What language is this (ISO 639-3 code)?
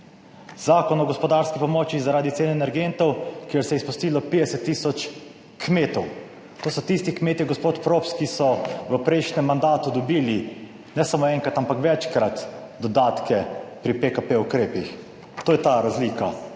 slv